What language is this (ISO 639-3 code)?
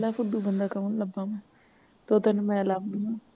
pan